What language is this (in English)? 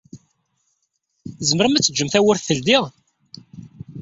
Kabyle